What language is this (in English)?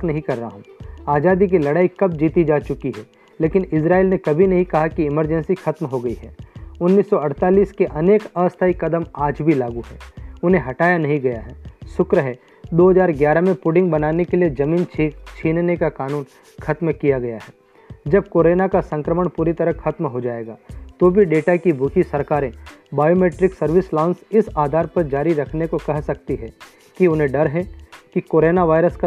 Hindi